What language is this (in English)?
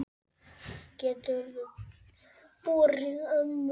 Icelandic